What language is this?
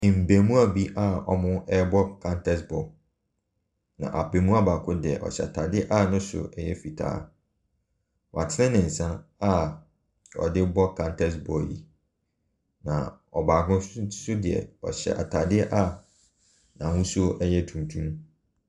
Akan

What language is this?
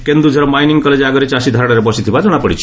Odia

